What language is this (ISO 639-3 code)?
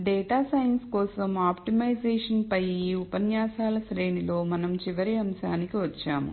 tel